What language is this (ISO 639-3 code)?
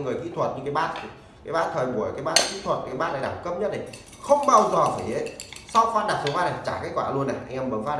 vie